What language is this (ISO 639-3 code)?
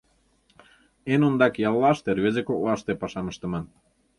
chm